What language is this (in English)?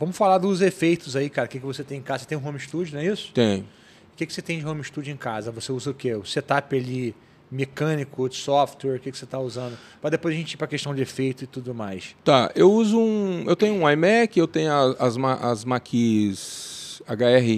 Portuguese